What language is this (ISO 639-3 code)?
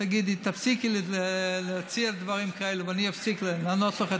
heb